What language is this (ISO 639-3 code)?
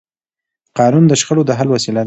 pus